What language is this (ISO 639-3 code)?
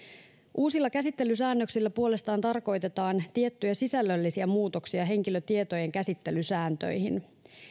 fin